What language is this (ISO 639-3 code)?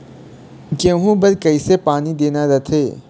hne